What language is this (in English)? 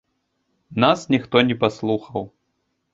Belarusian